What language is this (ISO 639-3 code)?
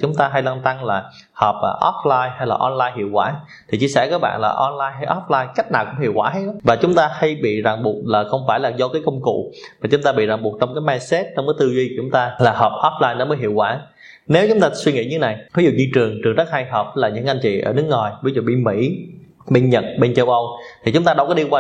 vie